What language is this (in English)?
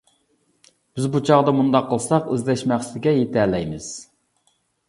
Uyghur